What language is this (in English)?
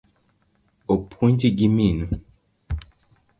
Luo (Kenya and Tanzania)